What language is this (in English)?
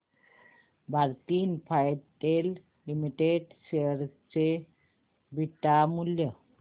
Marathi